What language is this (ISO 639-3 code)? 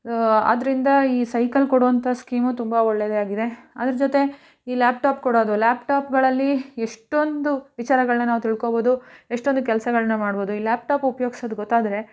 kan